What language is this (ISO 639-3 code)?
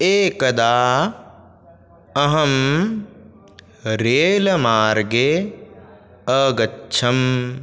san